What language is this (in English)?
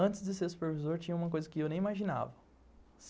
Portuguese